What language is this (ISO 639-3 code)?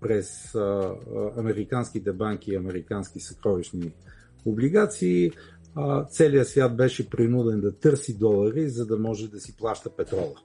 bul